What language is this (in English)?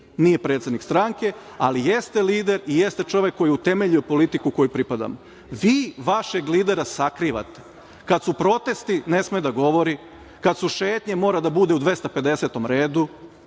Serbian